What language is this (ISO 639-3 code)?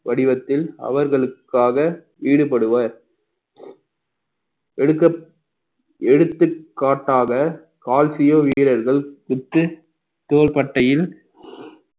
tam